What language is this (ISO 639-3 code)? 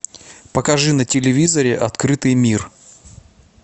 rus